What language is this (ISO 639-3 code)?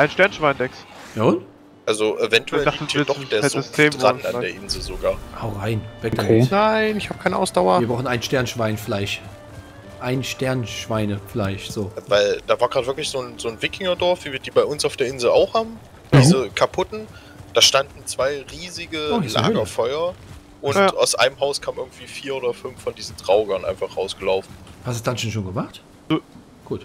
deu